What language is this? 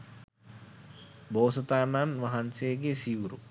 Sinhala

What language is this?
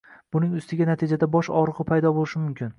Uzbek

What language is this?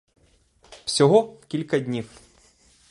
Ukrainian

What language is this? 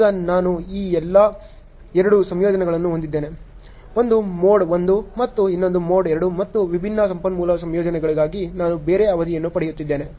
Kannada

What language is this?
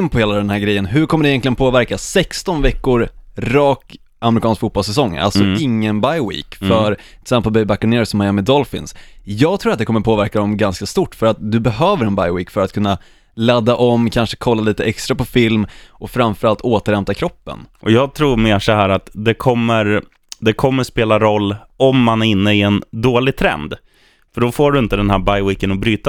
Swedish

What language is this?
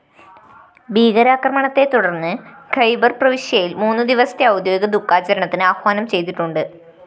Malayalam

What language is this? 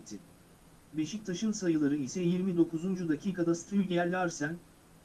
Turkish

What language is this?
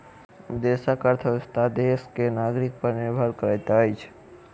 Maithili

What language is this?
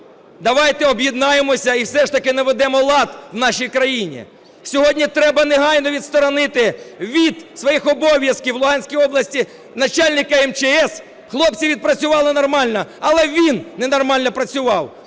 Ukrainian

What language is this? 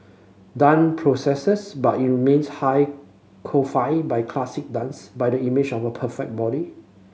English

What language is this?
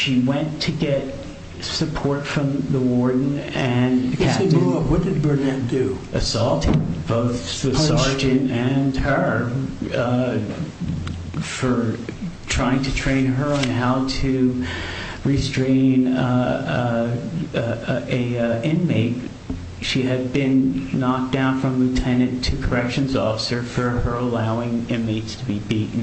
English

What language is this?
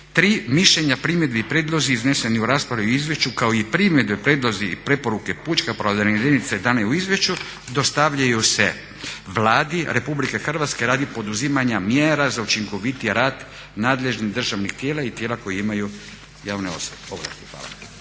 Croatian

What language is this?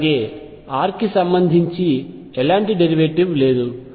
Telugu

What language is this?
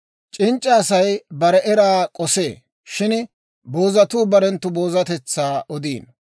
Dawro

